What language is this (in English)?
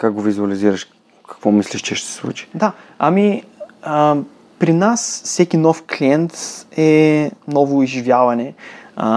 Bulgarian